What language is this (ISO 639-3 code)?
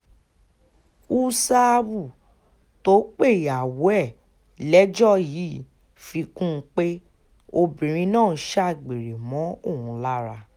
yor